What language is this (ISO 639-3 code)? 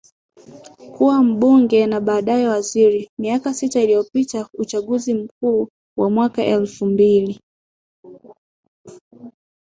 swa